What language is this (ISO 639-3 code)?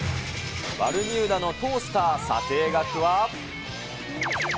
jpn